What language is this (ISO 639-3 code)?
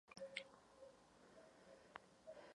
ces